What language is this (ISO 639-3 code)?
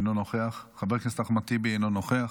heb